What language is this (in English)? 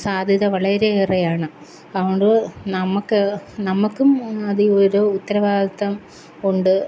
Malayalam